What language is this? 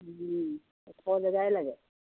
Assamese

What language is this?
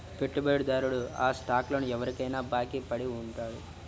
Telugu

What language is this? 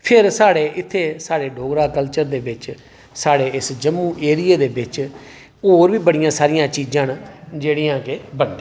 Dogri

